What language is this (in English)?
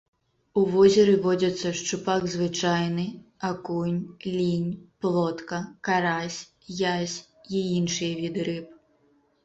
Belarusian